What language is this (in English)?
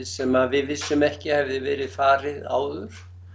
Icelandic